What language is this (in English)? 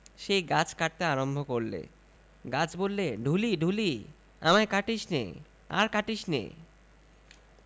Bangla